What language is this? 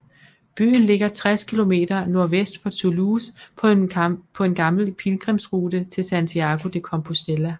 Danish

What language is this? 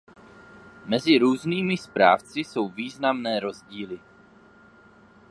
Czech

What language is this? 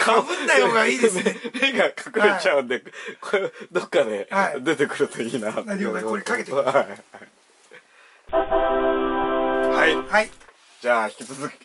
Japanese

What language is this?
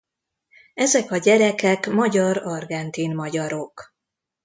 Hungarian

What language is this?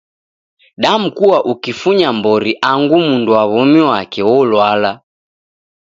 Taita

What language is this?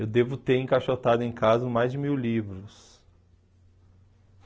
Portuguese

